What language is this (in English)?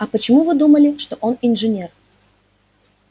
Russian